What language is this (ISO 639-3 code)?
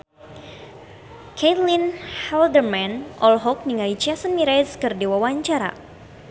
sun